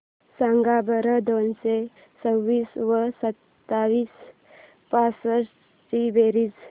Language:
Marathi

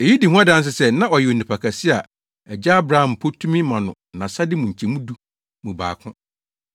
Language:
Akan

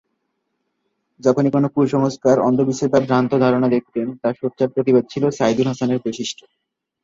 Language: Bangla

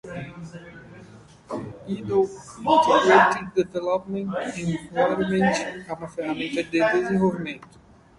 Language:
Portuguese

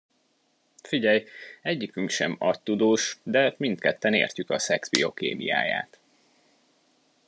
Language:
Hungarian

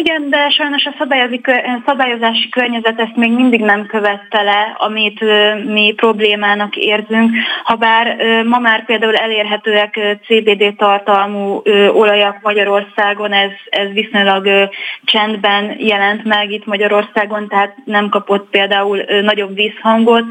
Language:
Hungarian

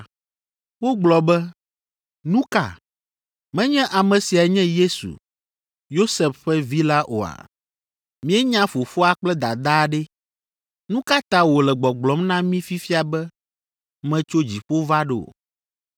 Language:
Ewe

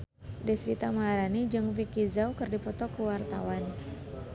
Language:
Sundanese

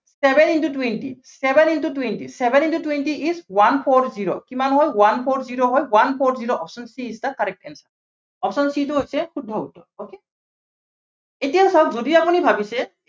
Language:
Assamese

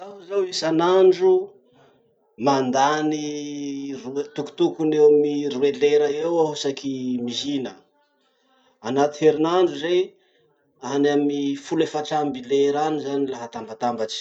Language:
Masikoro Malagasy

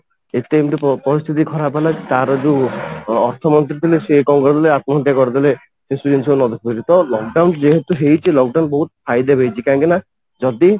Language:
Odia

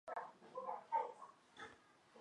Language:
Chinese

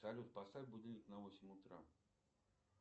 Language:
Russian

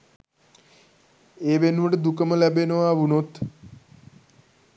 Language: Sinhala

